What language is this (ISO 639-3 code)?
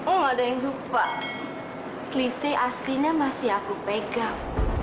ind